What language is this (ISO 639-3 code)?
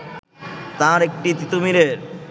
ben